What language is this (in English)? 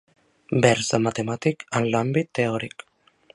Catalan